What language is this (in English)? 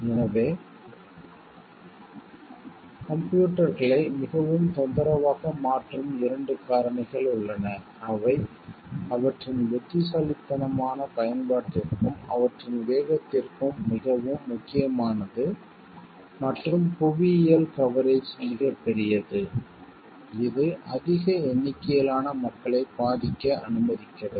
Tamil